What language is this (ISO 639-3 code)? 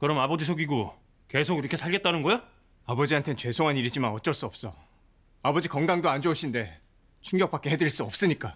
kor